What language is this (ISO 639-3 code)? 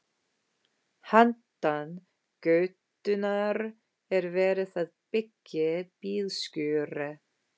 isl